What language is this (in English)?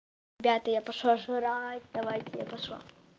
Russian